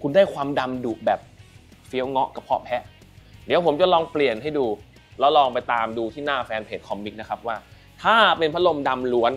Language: Thai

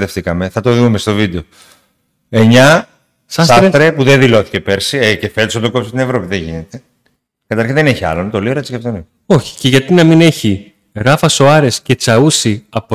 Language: Greek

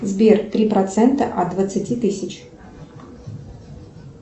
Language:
Russian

